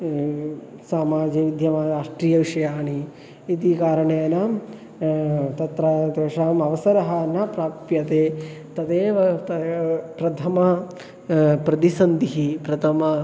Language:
Sanskrit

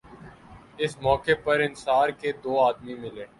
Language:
Urdu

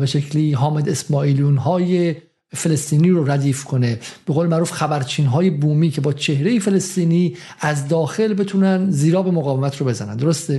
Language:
Persian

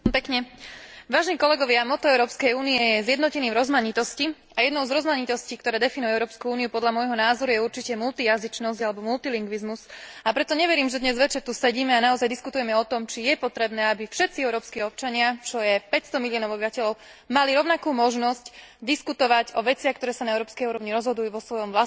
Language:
Slovak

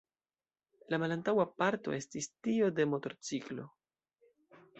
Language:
Esperanto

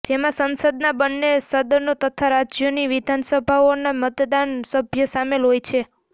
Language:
Gujarati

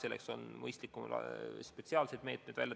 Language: Estonian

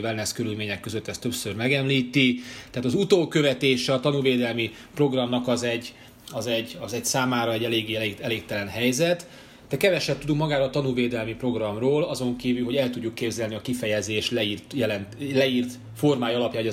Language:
Hungarian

